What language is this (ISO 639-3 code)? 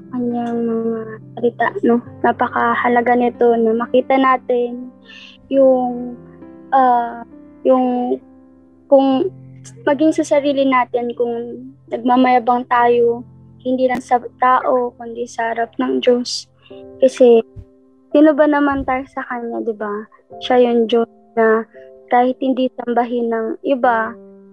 fil